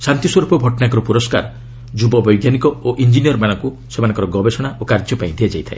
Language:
Odia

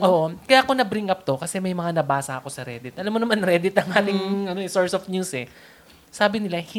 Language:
Filipino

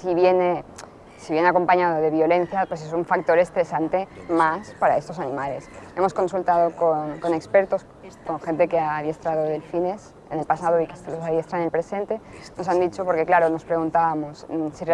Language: Spanish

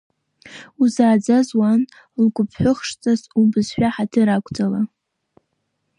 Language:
Abkhazian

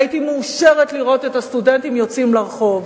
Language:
Hebrew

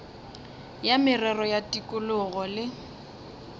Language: Northern Sotho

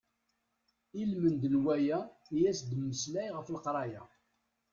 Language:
Kabyle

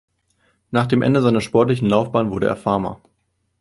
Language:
German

